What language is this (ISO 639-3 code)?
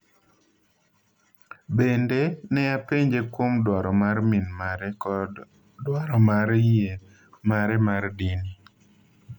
luo